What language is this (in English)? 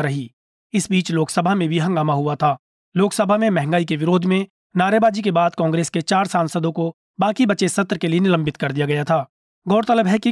Hindi